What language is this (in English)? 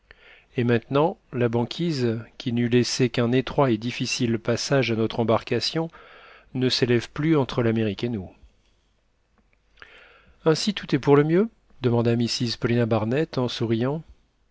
French